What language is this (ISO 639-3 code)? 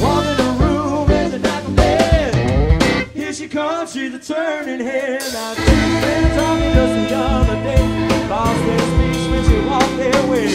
eng